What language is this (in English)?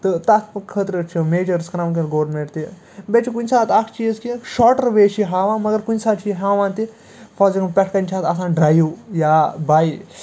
Kashmiri